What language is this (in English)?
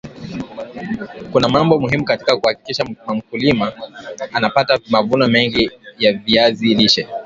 Swahili